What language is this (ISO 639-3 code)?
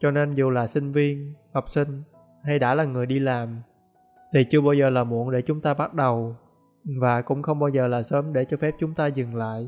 vie